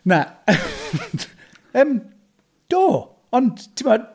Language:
Welsh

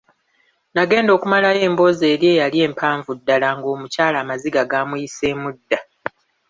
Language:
Ganda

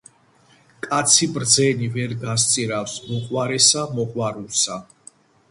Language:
Georgian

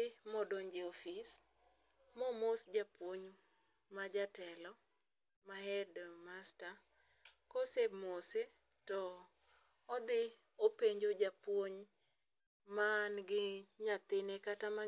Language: Luo (Kenya and Tanzania)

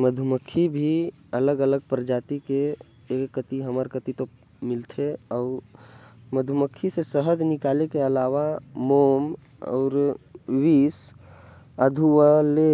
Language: Korwa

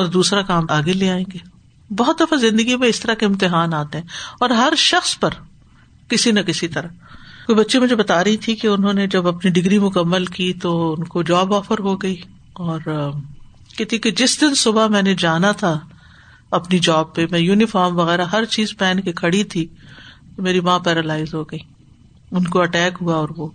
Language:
Urdu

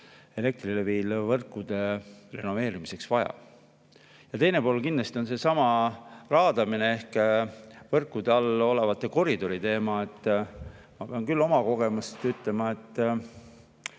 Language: Estonian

